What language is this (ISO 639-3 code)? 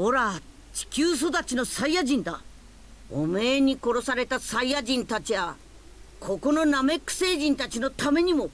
jpn